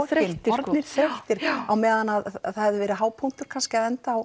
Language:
Icelandic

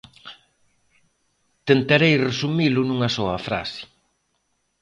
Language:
Galician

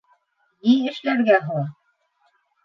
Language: Bashkir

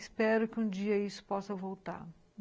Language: Portuguese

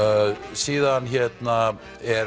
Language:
Icelandic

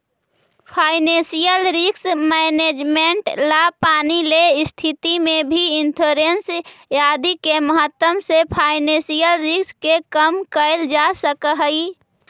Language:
Magahi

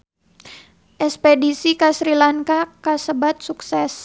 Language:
Sundanese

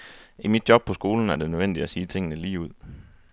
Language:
Danish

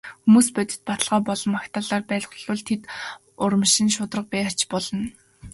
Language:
Mongolian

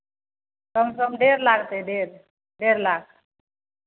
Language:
Maithili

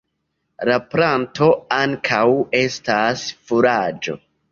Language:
Esperanto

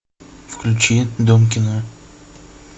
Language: Russian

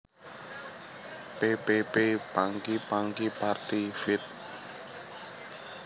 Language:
Javanese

